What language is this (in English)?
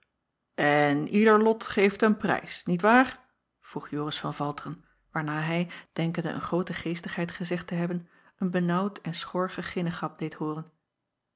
Dutch